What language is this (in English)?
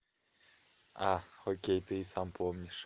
Russian